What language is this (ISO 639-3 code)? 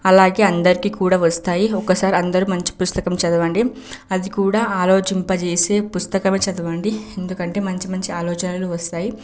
tel